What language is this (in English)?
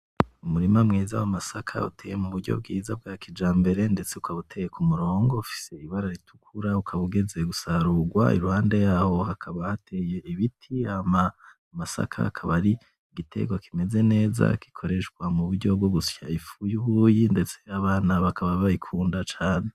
Rundi